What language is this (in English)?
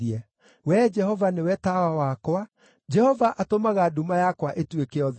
Kikuyu